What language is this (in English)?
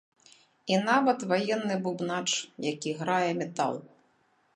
Belarusian